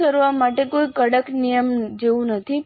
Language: Gujarati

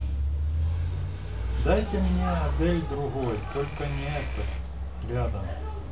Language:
Russian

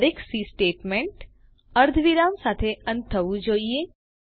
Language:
Gujarati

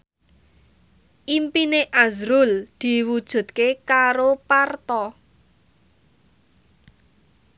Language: Javanese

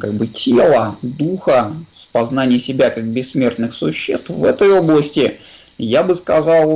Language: Russian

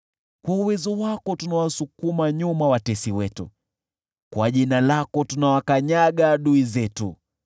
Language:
Swahili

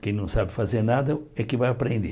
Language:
Portuguese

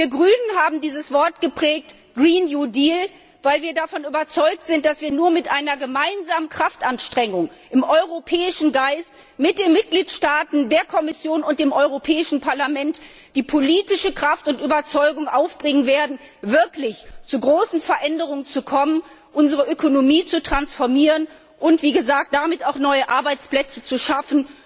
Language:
German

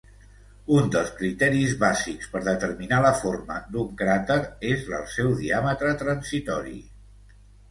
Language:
Catalan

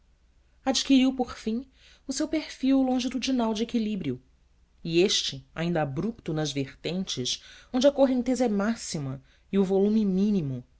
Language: Portuguese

